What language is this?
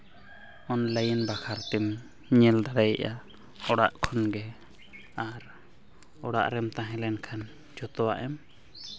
Santali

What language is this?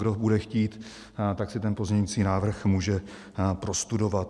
Czech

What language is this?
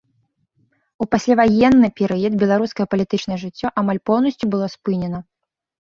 Belarusian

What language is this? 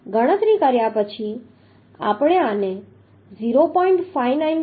Gujarati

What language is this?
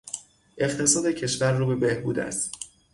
Persian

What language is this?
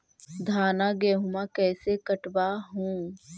Magahi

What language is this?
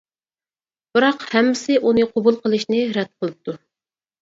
Uyghur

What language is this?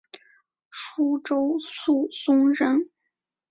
Chinese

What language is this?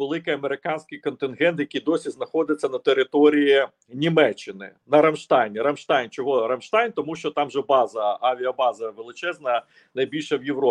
Ukrainian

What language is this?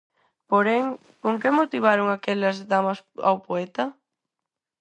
Galician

